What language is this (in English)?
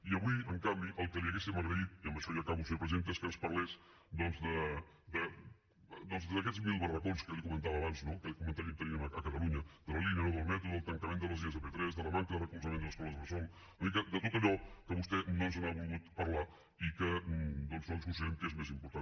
Catalan